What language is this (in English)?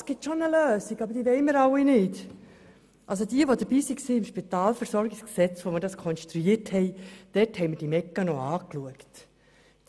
Swiss German